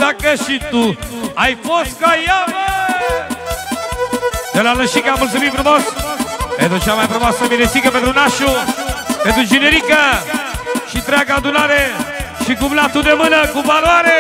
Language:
Romanian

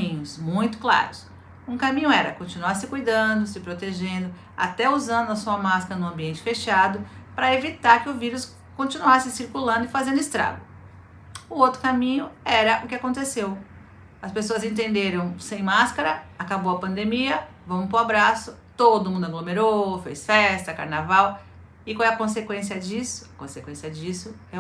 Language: Portuguese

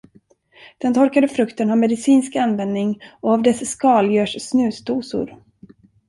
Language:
Swedish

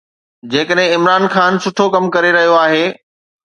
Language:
Sindhi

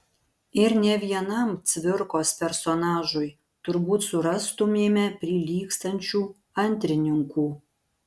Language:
Lithuanian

